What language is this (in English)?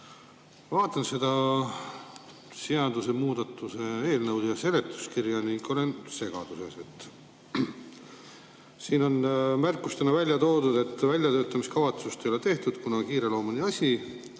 Estonian